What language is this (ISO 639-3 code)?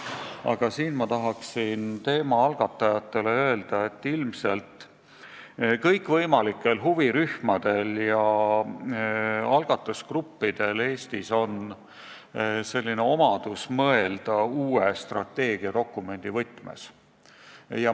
est